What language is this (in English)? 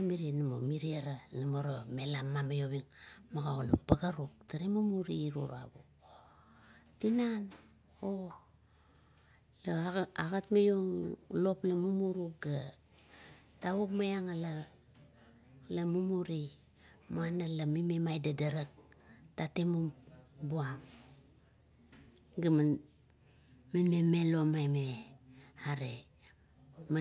Kuot